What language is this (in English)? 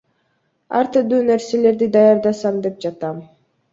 Kyrgyz